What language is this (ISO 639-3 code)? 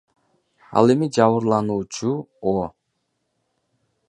kir